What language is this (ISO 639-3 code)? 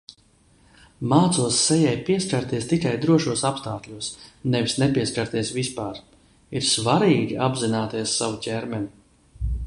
lav